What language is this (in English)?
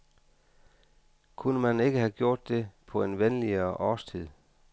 Danish